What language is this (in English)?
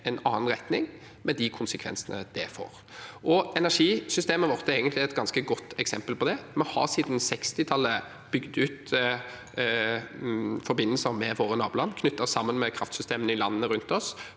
Norwegian